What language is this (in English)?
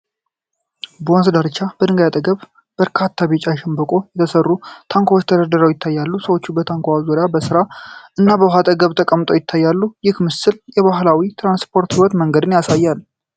Amharic